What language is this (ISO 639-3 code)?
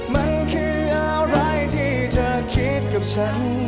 tha